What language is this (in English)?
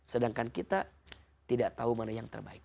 Indonesian